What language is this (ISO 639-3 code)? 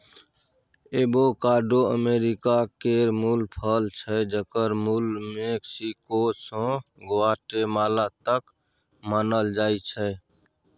mai